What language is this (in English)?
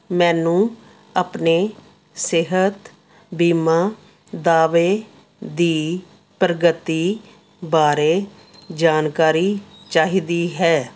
Punjabi